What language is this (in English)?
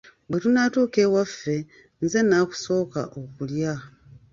Ganda